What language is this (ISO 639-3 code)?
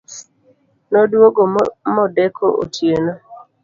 luo